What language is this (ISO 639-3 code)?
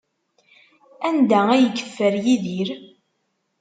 kab